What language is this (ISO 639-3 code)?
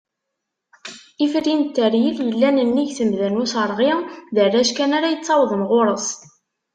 kab